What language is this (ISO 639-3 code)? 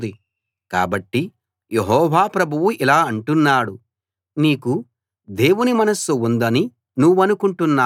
tel